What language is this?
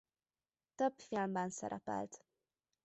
Hungarian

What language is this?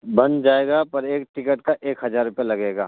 Urdu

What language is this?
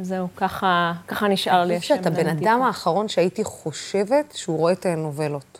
Hebrew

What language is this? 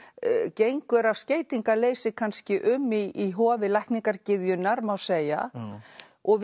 Icelandic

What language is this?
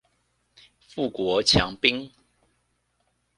Chinese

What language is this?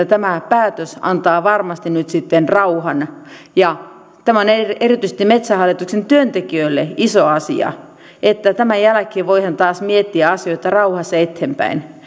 Finnish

